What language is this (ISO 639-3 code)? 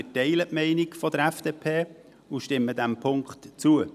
gsw